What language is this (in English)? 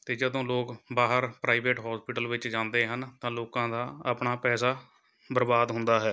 Punjabi